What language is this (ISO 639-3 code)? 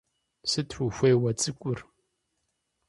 kbd